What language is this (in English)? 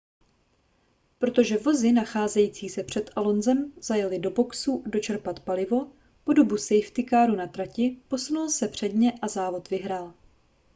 Czech